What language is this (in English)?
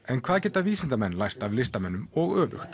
Icelandic